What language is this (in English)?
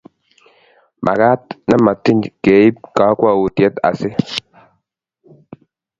Kalenjin